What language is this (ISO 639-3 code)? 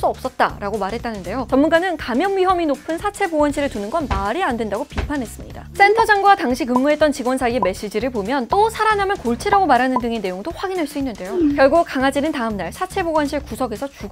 kor